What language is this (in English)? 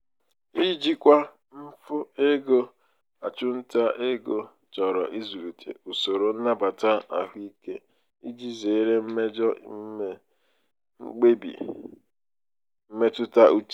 Igbo